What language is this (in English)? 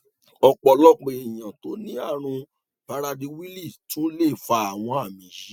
Yoruba